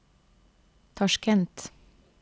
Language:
Norwegian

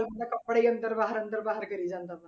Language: Punjabi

